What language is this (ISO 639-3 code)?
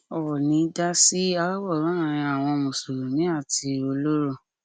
yor